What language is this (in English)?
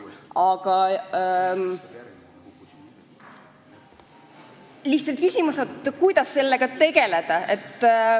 Estonian